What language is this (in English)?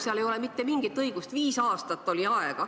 Estonian